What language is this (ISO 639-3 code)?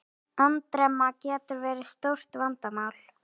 isl